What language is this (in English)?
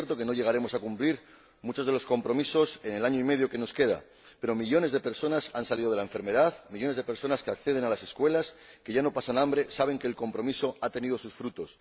Spanish